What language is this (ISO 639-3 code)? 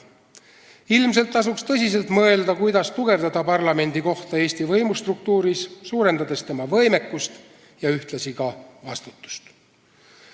est